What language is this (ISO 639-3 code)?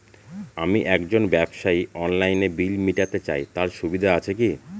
ben